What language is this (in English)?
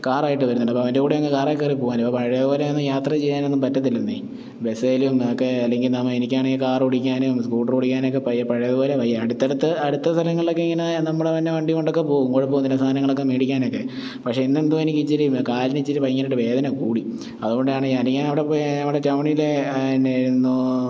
Malayalam